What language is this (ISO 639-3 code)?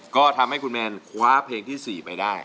tha